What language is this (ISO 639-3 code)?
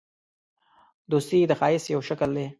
pus